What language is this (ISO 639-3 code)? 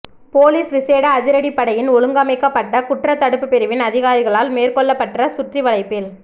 tam